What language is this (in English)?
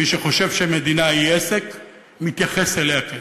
Hebrew